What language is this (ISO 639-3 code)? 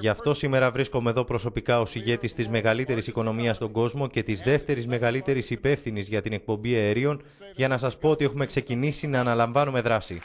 ell